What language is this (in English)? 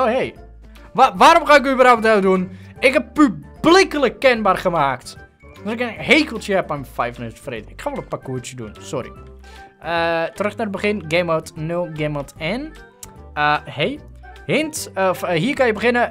Dutch